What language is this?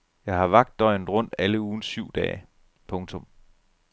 Danish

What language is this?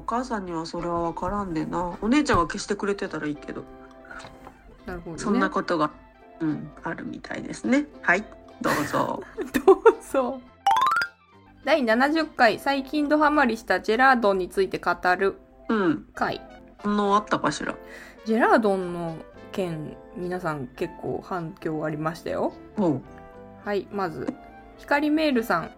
Japanese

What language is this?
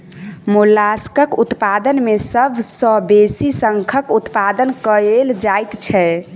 Maithili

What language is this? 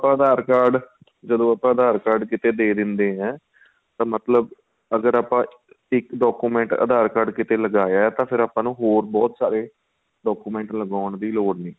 Punjabi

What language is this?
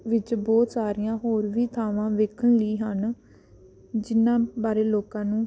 Punjabi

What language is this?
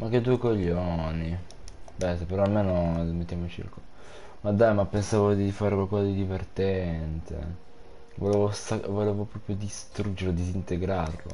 Italian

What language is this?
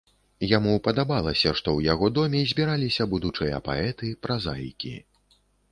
Belarusian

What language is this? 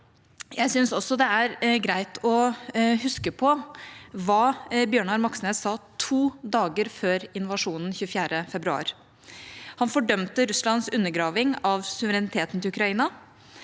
Norwegian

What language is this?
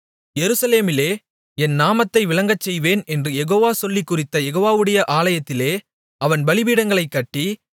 Tamil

